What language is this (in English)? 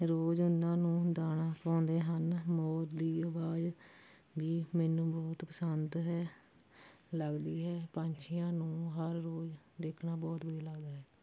Punjabi